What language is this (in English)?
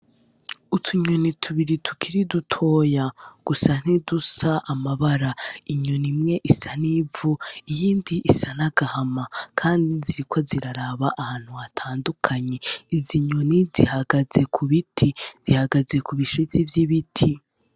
Rundi